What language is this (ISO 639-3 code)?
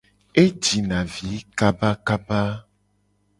gej